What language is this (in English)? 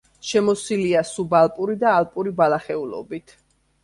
Georgian